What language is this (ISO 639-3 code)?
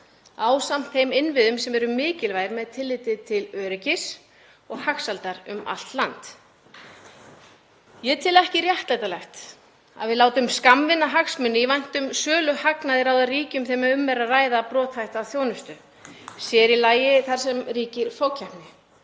isl